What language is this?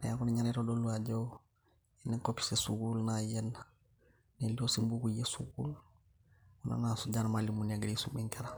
Masai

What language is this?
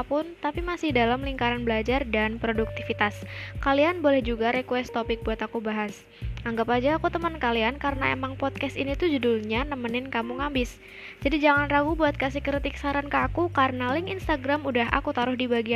Indonesian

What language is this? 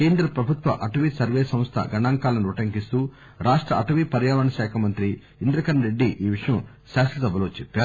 Telugu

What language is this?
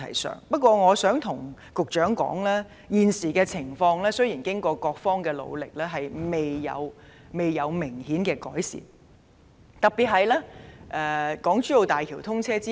Cantonese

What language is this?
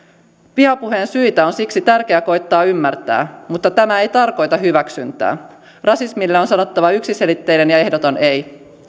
Finnish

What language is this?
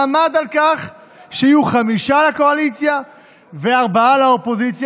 Hebrew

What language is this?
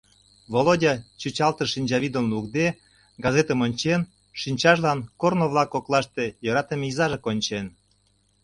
Mari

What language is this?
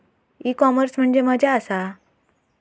Marathi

